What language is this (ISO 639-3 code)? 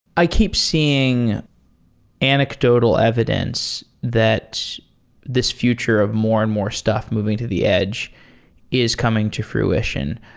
eng